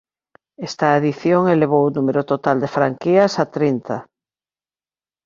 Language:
Galician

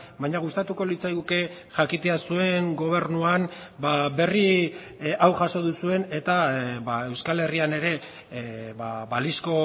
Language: Basque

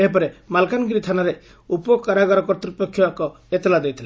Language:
Odia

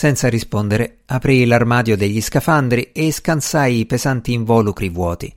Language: Italian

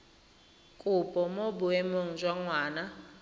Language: Tswana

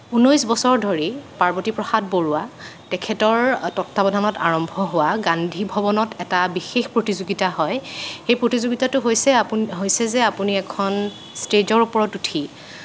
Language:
Assamese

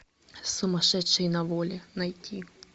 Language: Russian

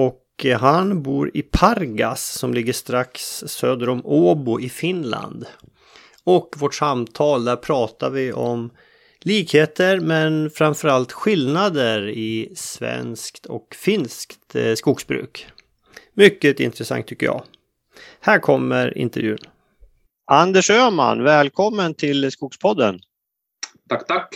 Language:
Swedish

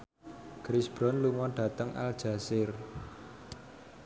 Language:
Javanese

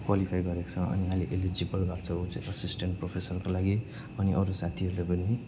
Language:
Nepali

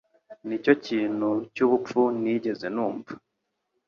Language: Kinyarwanda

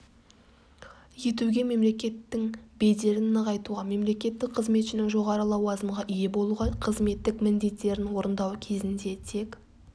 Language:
Kazakh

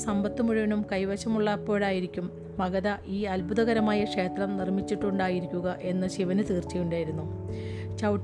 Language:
Malayalam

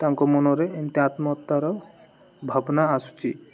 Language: Odia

